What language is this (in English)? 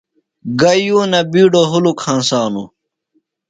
Phalura